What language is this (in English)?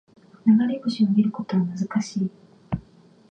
Japanese